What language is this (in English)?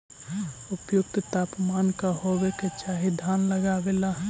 Magahi